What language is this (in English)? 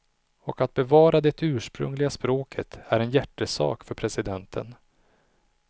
Swedish